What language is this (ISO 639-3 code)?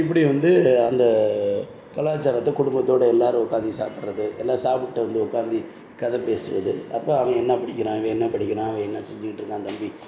tam